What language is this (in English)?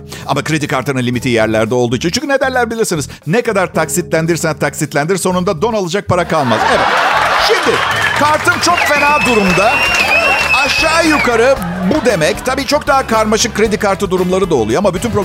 Turkish